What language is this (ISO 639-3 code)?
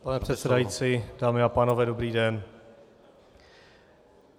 ces